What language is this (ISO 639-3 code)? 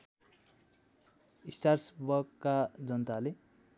nep